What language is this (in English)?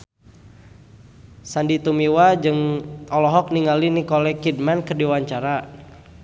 Sundanese